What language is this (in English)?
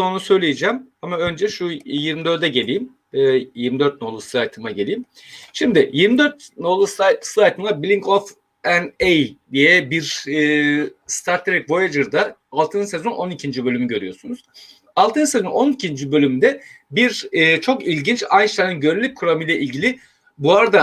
Turkish